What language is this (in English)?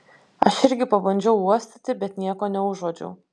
Lithuanian